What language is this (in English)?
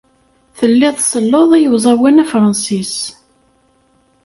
Kabyle